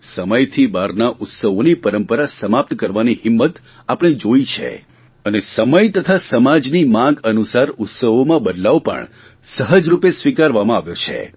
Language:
Gujarati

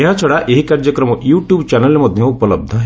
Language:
Odia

